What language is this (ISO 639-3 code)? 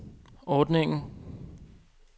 dan